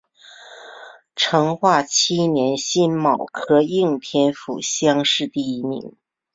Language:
Chinese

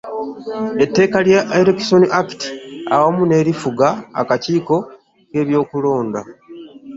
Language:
Ganda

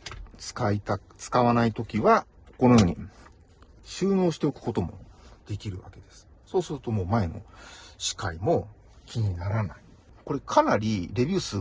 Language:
Japanese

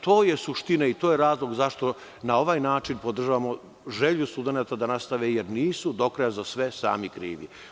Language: Serbian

